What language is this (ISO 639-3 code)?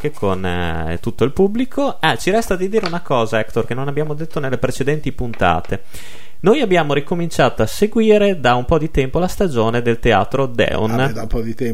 ita